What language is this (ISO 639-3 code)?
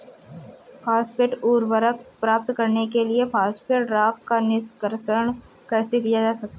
hin